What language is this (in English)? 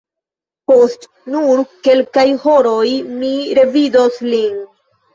Esperanto